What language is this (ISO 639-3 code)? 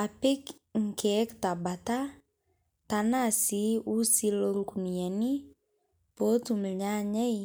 mas